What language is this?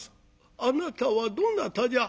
Japanese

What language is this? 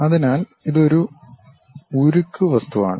Malayalam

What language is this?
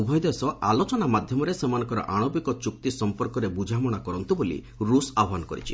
Odia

